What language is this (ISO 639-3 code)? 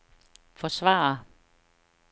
dan